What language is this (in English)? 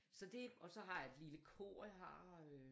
Danish